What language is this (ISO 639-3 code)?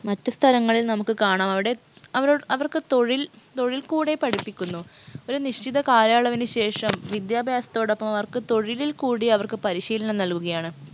mal